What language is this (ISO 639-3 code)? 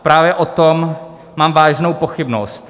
ces